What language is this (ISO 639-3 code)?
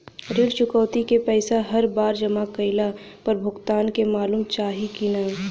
bho